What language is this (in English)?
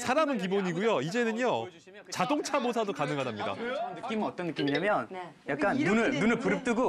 Korean